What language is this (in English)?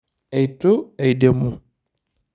Masai